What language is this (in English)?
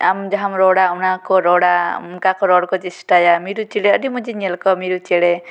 Santali